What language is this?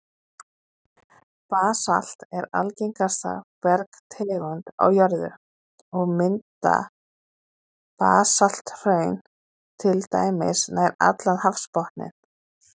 Icelandic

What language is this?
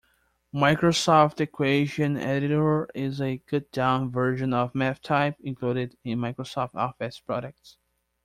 English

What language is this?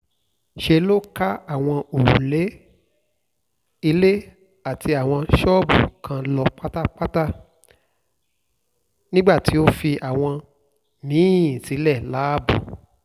Yoruba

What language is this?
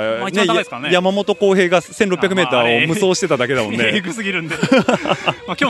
Japanese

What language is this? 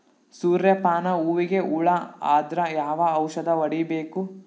Kannada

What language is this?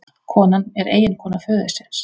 Icelandic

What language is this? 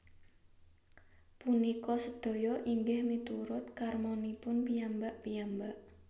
Javanese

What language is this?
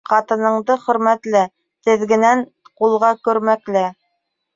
Bashkir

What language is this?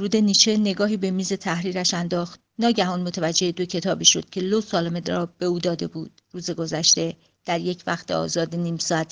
Persian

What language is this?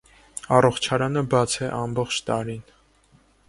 Armenian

